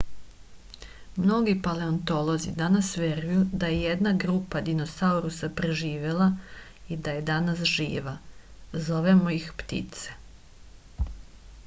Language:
Serbian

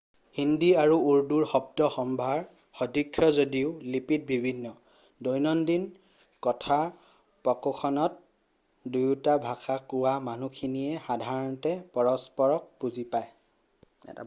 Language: Assamese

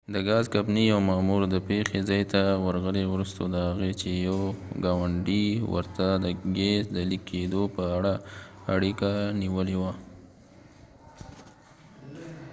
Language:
Pashto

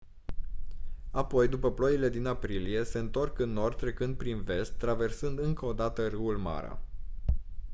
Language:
Romanian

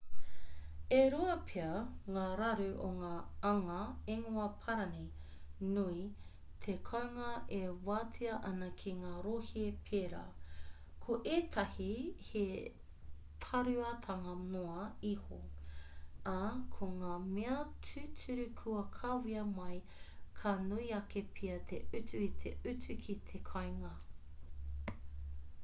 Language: Māori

